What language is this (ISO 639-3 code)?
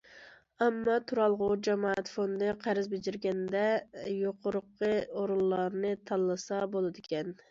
uig